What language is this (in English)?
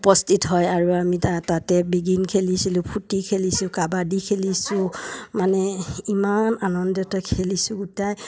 Assamese